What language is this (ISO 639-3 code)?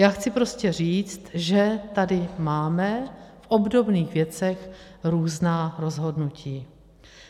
ces